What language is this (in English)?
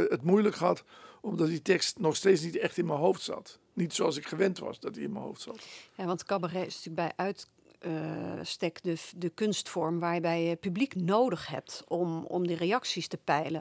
Dutch